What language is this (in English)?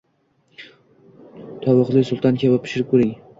Uzbek